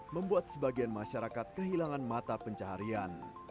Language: Indonesian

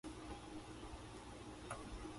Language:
Japanese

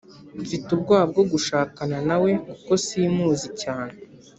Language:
Kinyarwanda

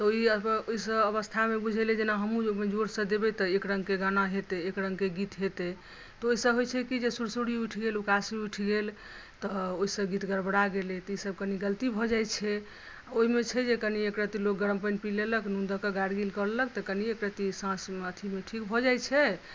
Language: Maithili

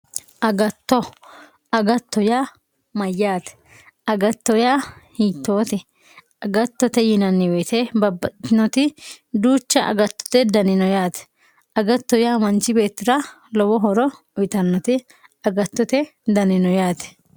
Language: Sidamo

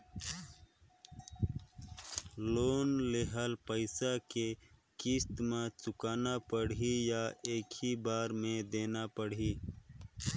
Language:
Chhattisgarhi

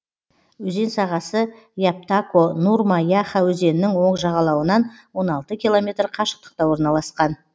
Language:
Kazakh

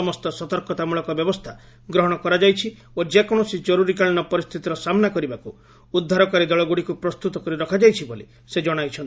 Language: Odia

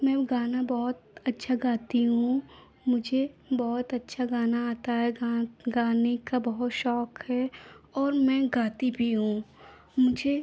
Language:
Hindi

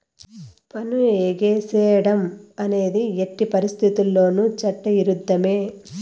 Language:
Telugu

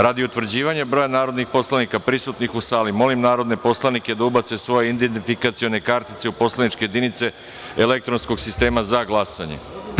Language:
Serbian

